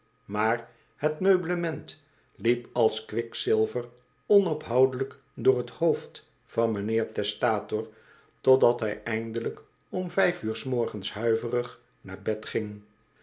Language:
Dutch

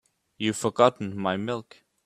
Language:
English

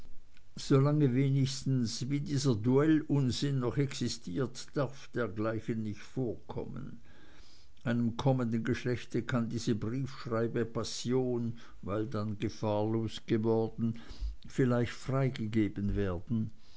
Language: German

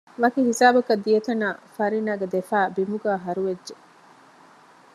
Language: Divehi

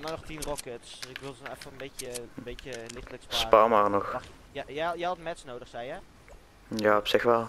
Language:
Dutch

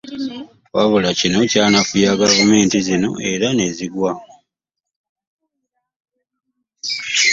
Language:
Ganda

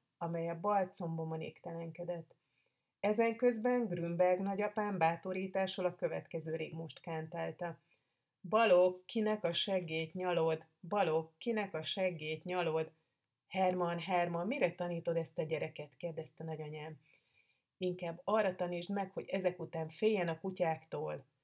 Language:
Hungarian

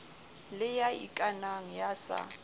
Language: Southern Sotho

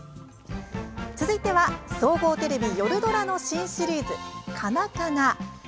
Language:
Japanese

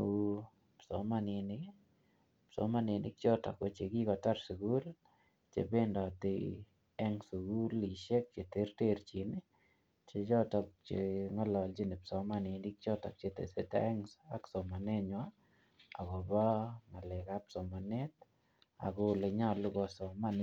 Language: Kalenjin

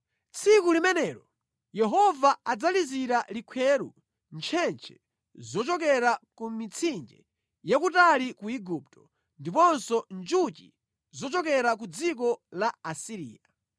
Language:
Nyanja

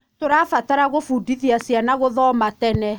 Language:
Kikuyu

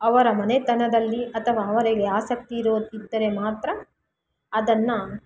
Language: Kannada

